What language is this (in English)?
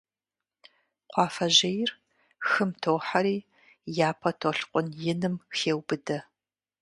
Kabardian